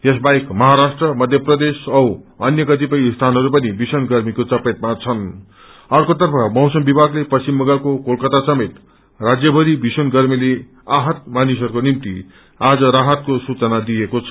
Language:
Nepali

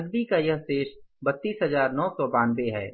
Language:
Hindi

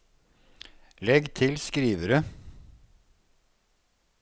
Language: Norwegian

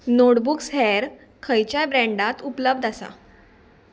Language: Konkani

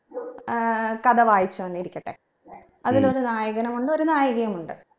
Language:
Malayalam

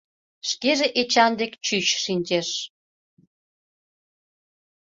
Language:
Mari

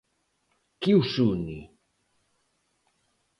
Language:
Galician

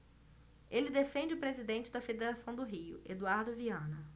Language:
Portuguese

